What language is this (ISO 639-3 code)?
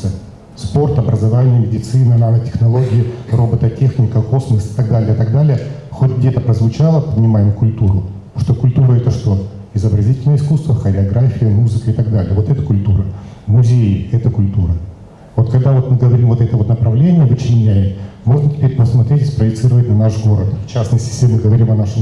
rus